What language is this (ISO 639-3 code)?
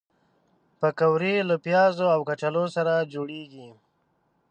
pus